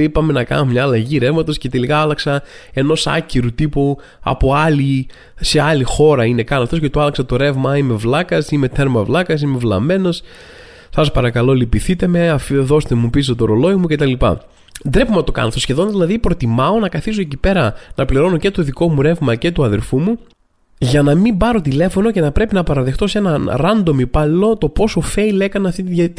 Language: Greek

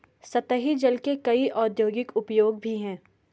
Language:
Hindi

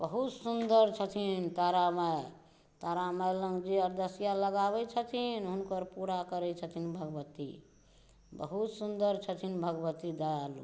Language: Maithili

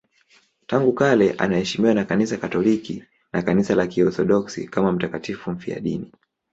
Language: Swahili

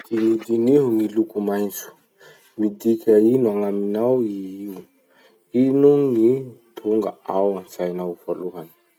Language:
Masikoro Malagasy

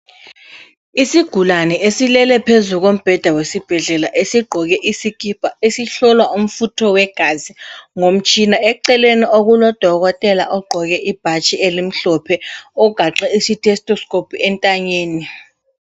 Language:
North Ndebele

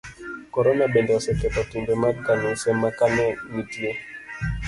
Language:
Luo (Kenya and Tanzania)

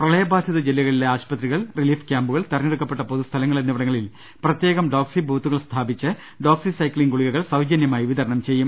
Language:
Malayalam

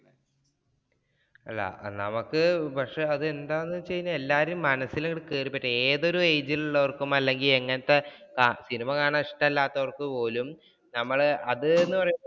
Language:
Malayalam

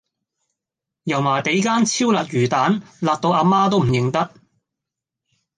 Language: Cantonese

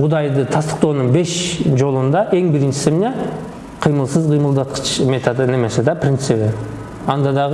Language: Turkish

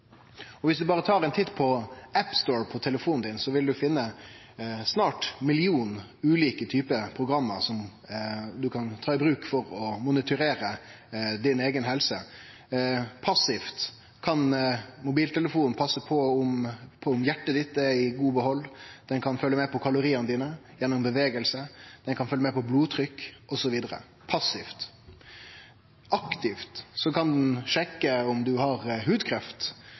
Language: Norwegian Nynorsk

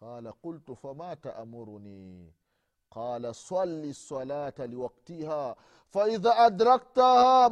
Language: Swahili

